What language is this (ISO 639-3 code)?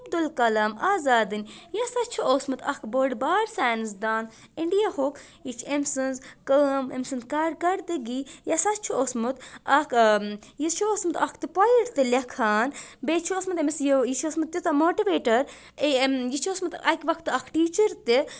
kas